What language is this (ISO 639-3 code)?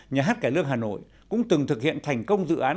vie